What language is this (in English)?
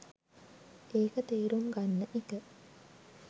Sinhala